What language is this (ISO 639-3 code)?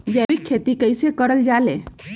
mag